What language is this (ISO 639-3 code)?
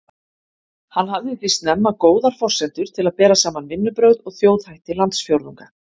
isl